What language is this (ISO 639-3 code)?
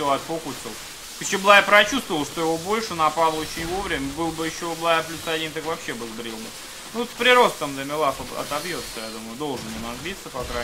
rus